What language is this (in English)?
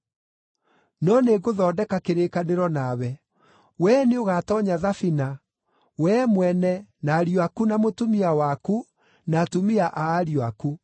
Kikuyu